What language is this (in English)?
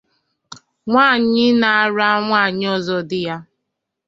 Igbo